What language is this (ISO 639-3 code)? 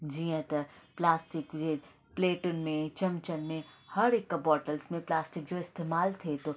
snd